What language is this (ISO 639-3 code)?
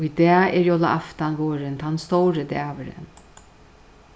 fao